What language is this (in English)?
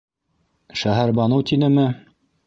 Bashkir